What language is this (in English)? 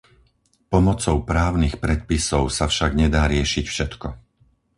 Slovak